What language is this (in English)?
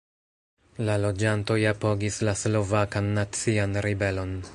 Esperanto